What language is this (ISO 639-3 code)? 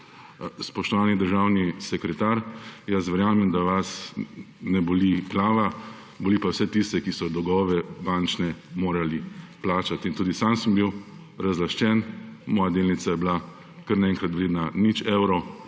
slv